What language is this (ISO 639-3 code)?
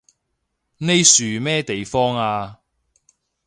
yue